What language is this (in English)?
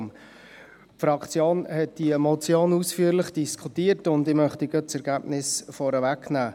Swiss German